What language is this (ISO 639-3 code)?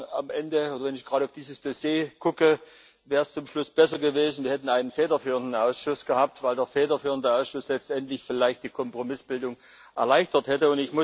deu